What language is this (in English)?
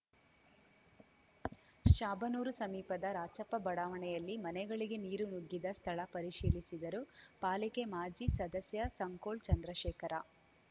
Kannada